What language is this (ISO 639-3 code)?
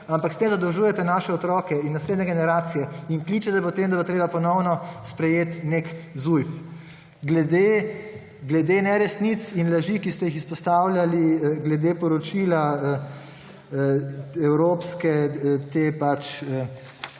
slv